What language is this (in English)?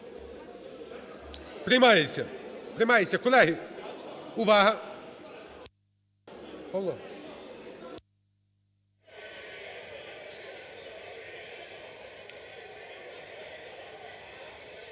Ukrainian